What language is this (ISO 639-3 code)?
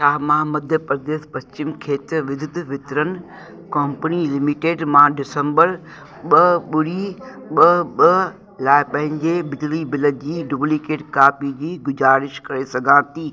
snd